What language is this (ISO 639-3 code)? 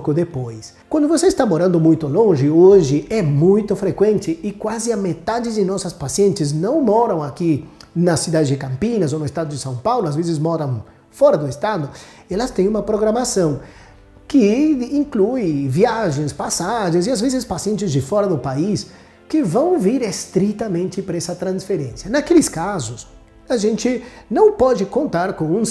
por